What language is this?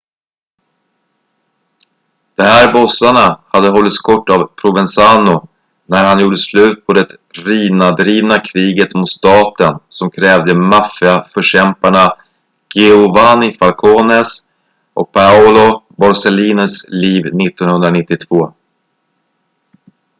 Swedish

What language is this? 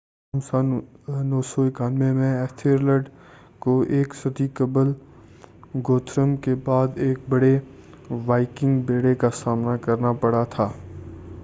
Urdu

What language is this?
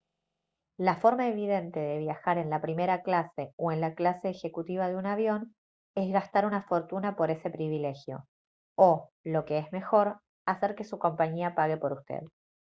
Spanish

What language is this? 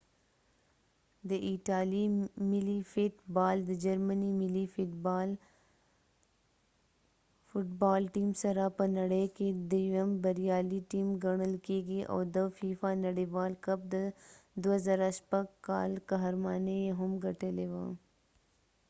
Pashto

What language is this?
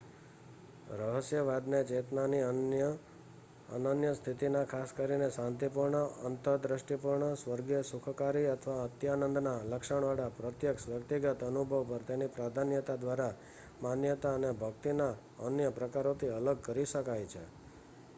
Gujarati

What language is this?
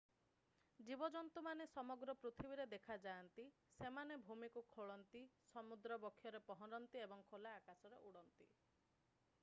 Odia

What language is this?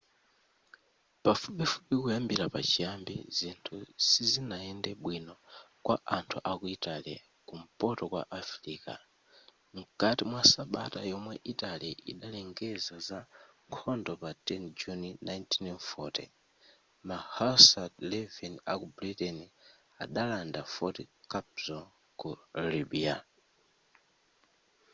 Nyanja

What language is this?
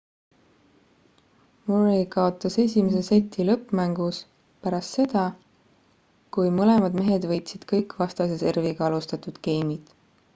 Estonian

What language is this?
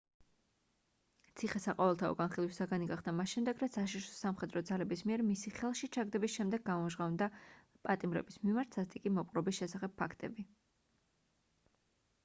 Georgian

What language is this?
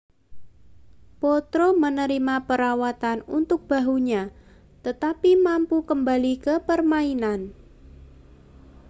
Indonesian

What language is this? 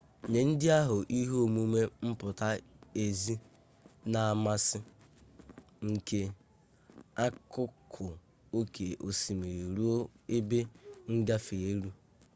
Igbo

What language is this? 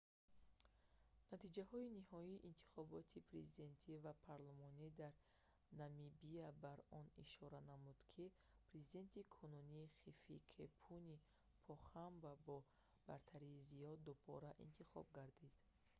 Tajik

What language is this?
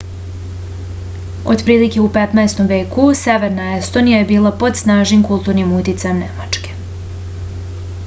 Serbian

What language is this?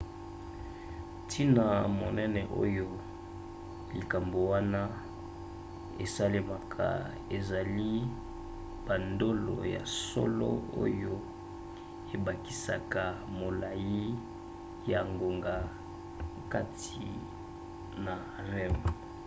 Lingala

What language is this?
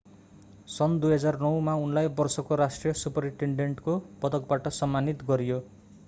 Nepali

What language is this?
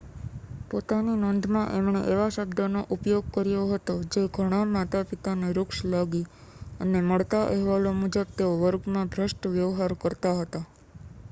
Gujarati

